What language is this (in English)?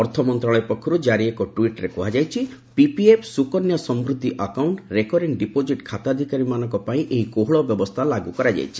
Odia